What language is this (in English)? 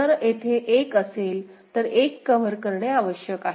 Marathi